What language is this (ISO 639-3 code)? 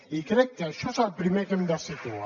cat